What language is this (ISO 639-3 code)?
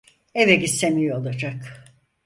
tur